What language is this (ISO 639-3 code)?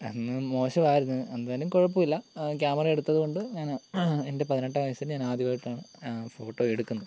mal